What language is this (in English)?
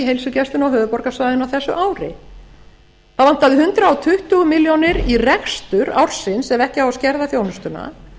Icelandic